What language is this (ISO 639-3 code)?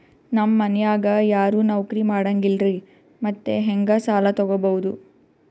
kan